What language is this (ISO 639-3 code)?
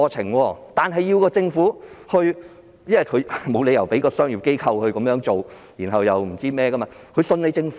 yue